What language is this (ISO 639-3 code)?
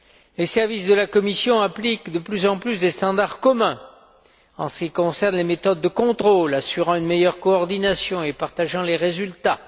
fra